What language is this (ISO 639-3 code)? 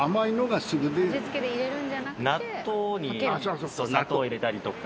jpn